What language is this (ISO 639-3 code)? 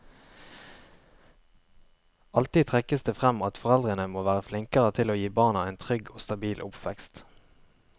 nor